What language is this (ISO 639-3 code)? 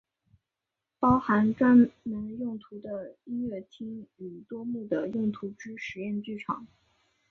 zho